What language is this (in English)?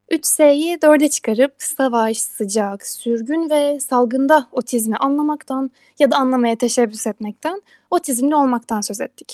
Turkish